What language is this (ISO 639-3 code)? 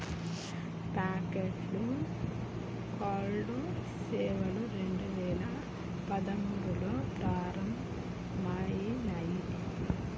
tel